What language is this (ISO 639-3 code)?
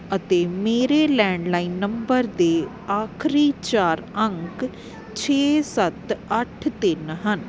pan